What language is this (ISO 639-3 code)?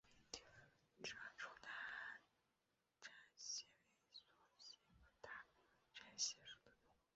zho